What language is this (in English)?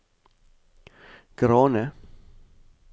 Norwegian